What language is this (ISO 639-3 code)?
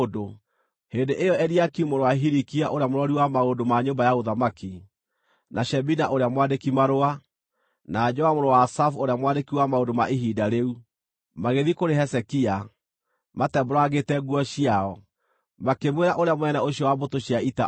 kik